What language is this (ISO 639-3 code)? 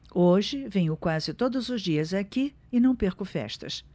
por